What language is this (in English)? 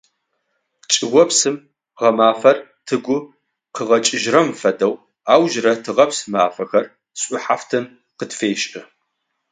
Adyghe